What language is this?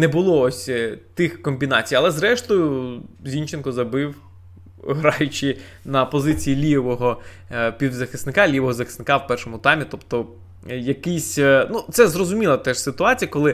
Ukrainian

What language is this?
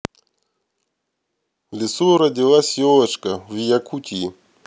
Russian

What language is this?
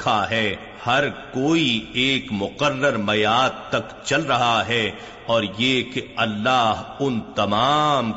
Urdu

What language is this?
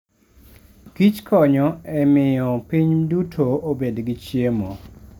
Luo (Kenya and Tanzania)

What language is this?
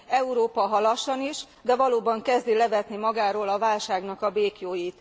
Hungarian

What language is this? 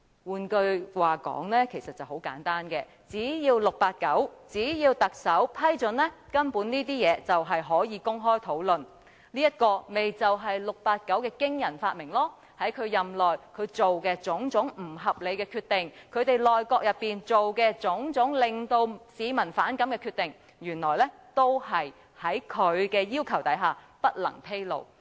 Cantonese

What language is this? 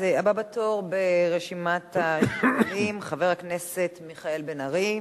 Hebrew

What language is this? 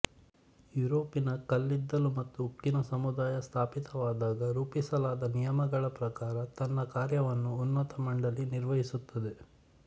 Kannada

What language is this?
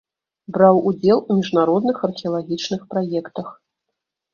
Belarusian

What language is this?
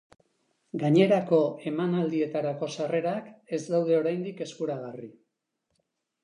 Basque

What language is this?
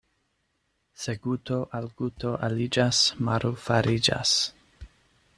Esperanto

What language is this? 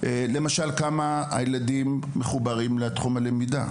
Hebrew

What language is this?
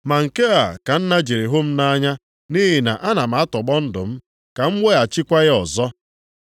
Igbo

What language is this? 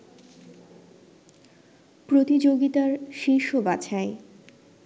Bangla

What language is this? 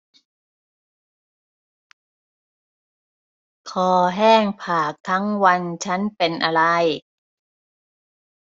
Thai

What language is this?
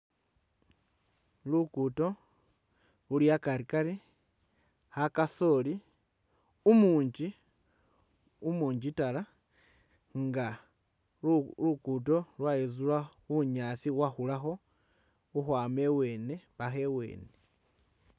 Masaaba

